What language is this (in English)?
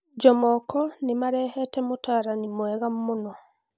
Kikuyu